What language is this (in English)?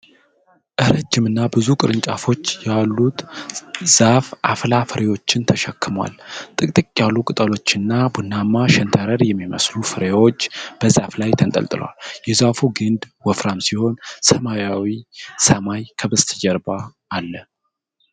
Amharic